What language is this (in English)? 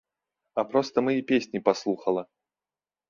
Belarusian